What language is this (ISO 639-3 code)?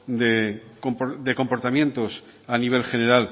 spa